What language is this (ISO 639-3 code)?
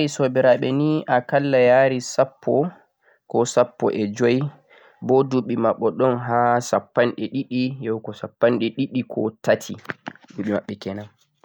fuq